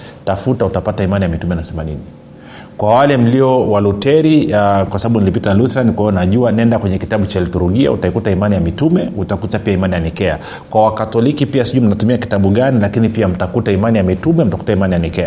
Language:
Swahili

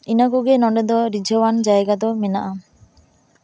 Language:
Santali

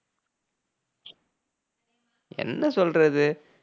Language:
Tamil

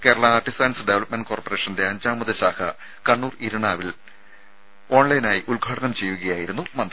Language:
Malayalam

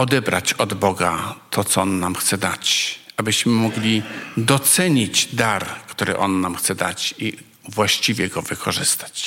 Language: Polish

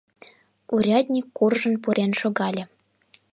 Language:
Mari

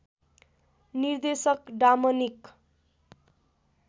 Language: Nepali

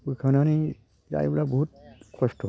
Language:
Bodo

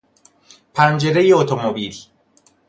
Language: Persian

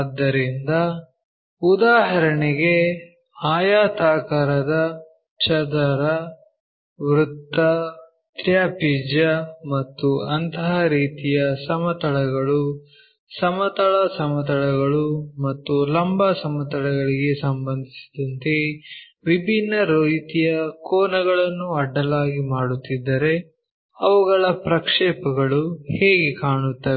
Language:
Kannada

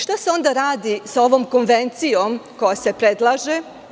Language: Serbian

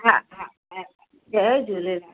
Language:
Sindhi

